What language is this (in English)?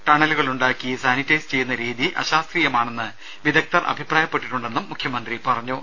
Malayalam